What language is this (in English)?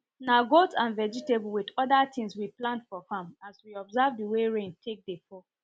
Nigerian Pidgin